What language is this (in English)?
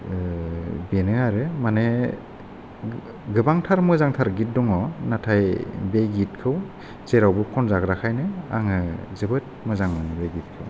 Bodo